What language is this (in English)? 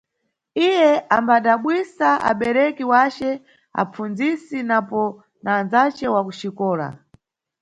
Nyungwe